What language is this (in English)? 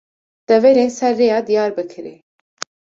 Kurdish